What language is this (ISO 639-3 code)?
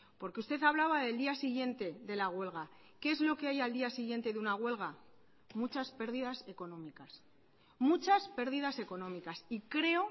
spa